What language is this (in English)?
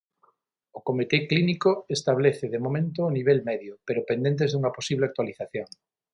Galician